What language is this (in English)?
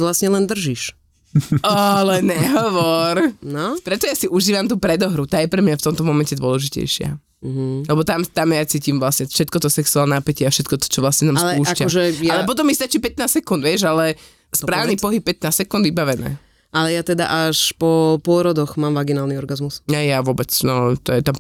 Slovak